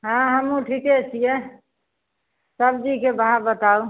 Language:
Maithili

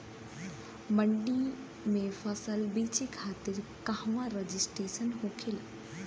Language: Bhojpuri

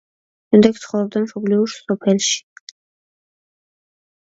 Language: Georgian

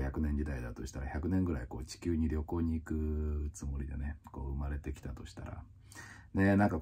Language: Japanese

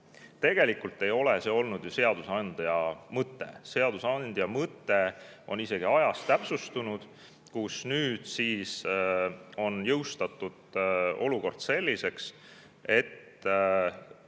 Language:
Estonian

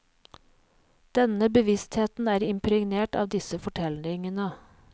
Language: Norwegian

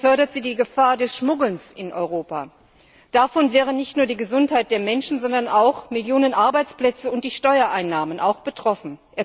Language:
German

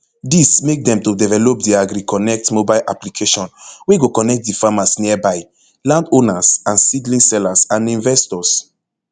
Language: Nigerian Pidgin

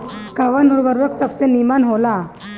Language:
Bhojpuri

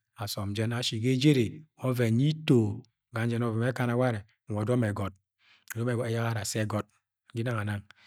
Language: Agwagwune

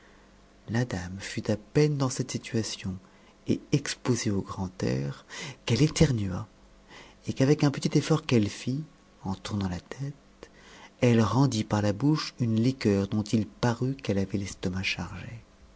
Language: French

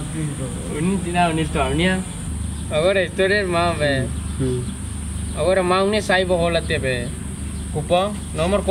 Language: Indonesian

